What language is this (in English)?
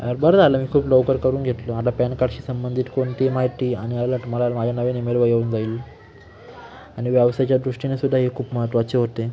Marathi